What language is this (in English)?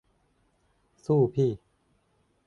Thai